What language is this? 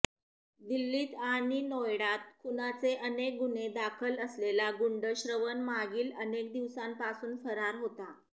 Marathi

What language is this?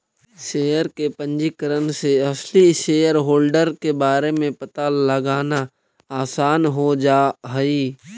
Magahi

